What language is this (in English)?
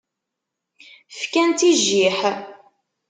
Kabyle